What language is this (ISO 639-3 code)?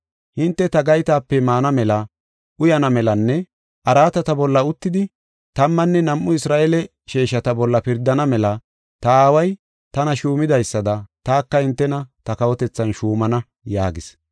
gof